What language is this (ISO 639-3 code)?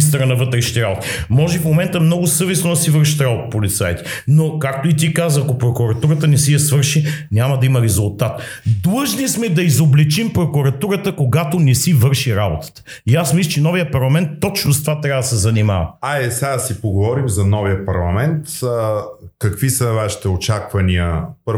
bul